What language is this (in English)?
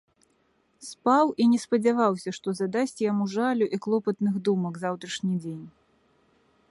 Belarusian